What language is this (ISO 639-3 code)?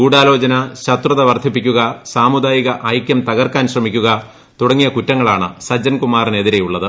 mal